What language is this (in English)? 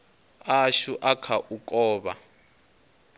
Venda